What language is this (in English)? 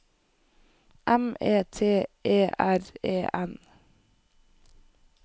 Norwegian